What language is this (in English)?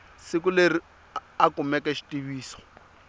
Tsonga